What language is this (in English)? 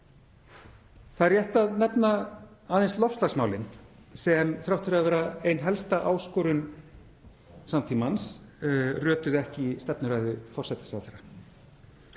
Icelandic